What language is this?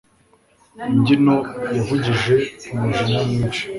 Kinyarwanda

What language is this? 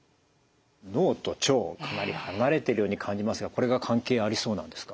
Japanese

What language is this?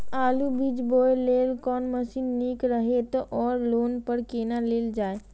Maithili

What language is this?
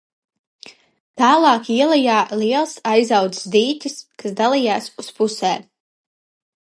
Latvian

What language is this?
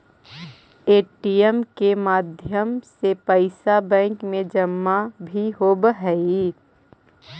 Magahi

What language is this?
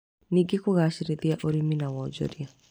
Kikuyu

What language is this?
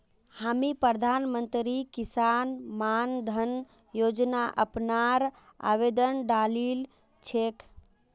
Magahi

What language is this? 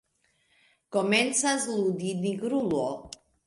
Esperanto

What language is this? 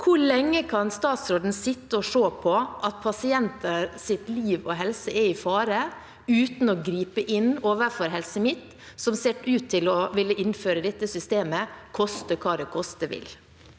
Norwegian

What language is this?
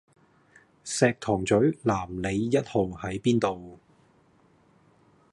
Cantonese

